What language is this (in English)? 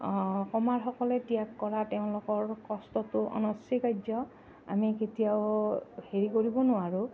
Assamese